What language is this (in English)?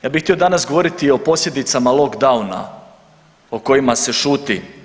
Croatian